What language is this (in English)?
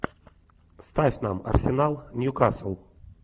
Russian